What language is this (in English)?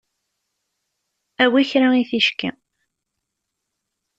Kabyle